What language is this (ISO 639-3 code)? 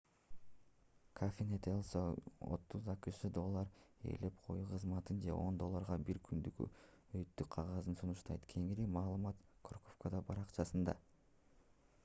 kir